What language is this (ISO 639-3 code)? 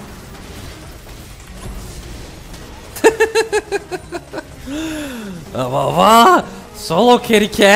tur